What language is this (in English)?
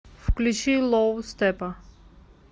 Russian